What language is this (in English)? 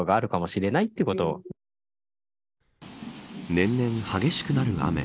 Japanese